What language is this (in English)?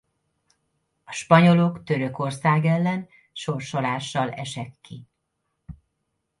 Hungarian